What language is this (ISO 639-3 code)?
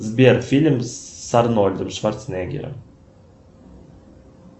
rus